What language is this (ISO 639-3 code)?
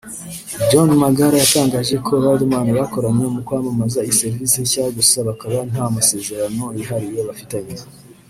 kin